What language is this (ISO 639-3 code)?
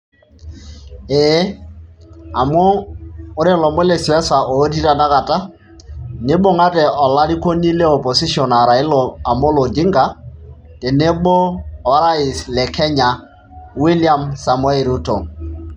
mas